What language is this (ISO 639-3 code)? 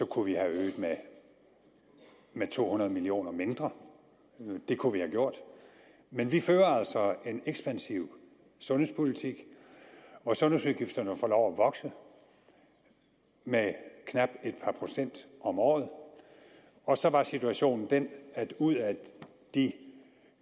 dan